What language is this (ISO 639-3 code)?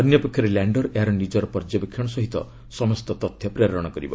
ori